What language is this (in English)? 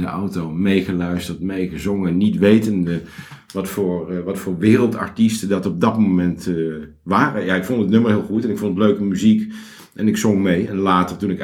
Dutch